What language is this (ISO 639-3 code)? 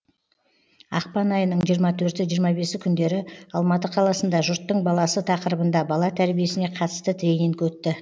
kaz